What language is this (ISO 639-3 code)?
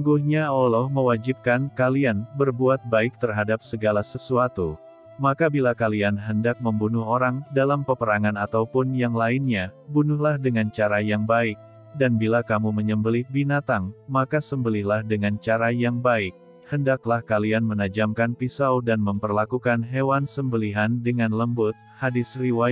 ind